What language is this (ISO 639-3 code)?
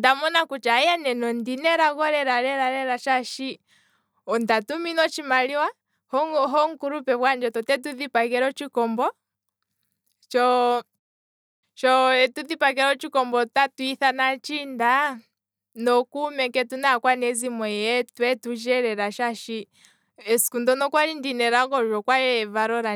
kwm